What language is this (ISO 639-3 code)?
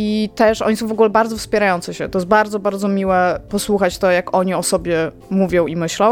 pol